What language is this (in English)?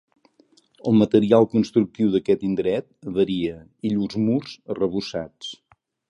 Catalan